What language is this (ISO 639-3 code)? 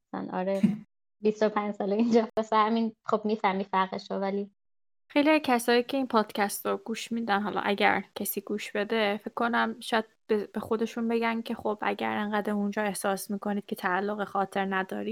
fas